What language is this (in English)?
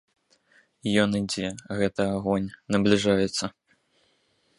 Belarusian